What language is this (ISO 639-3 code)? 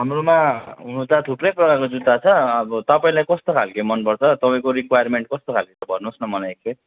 nep